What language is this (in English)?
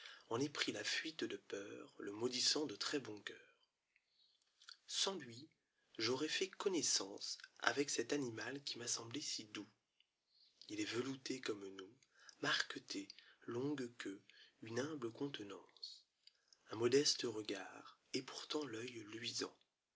French